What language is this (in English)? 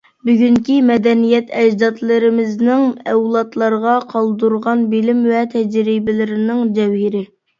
Uyghur